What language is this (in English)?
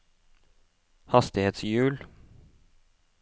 Norwegian